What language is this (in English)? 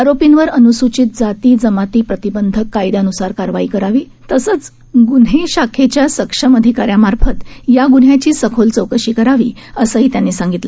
Marathi